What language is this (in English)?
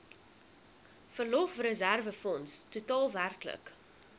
Afrikaans